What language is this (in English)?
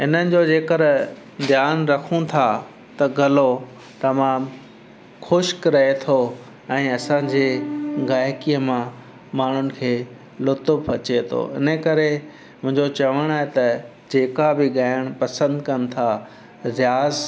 Sindhi